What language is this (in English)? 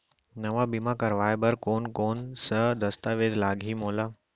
Chhattisgarhi